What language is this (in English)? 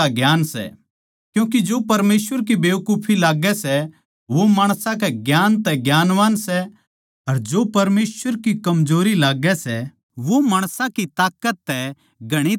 Haryanvi